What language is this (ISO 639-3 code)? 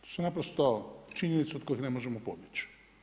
hrv